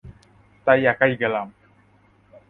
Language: Bangla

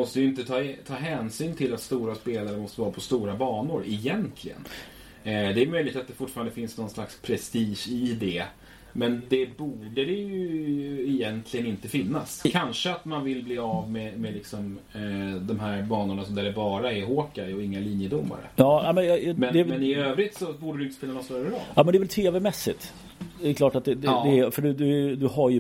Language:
Swedish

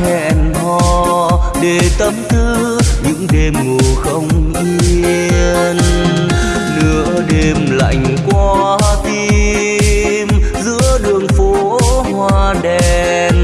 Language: Vietnamese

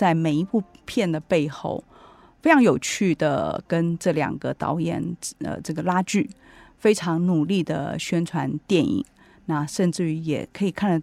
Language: Chinese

